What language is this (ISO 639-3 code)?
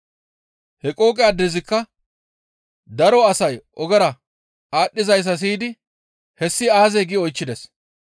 gmv